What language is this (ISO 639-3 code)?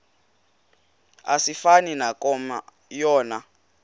xho